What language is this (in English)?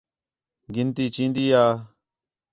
Khetrani